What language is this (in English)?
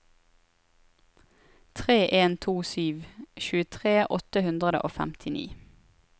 Norwegian